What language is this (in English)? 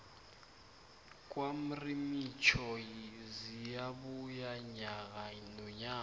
South Ndebele